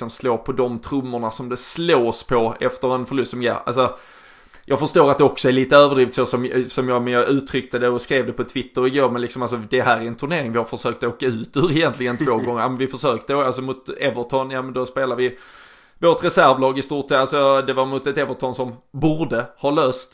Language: Swedish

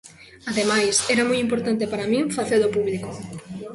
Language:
Galician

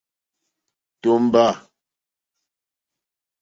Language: Mokpwe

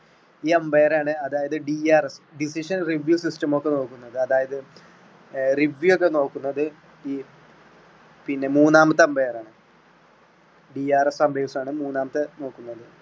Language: Malayalam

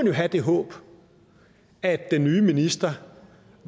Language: Danish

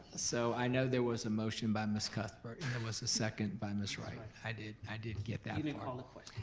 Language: English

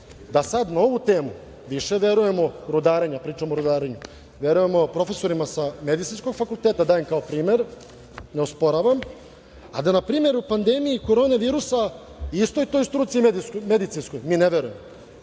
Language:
Serbian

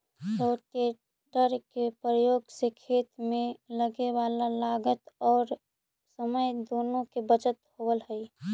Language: Magahi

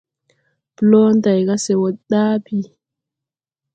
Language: Tupuri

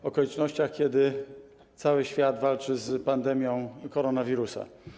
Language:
Polish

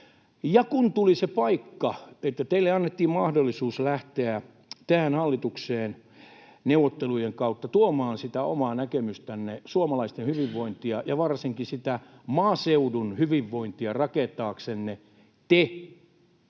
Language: Finnish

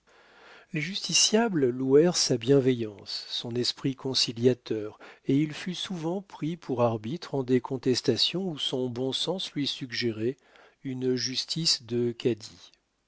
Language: French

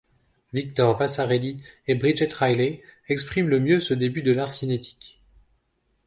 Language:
French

